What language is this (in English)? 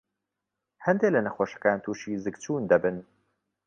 Central Kurdish